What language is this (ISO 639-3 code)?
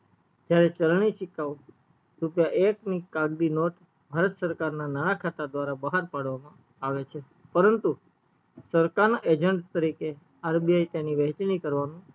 guj